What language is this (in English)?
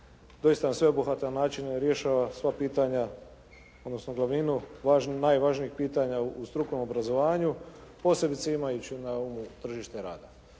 Croatian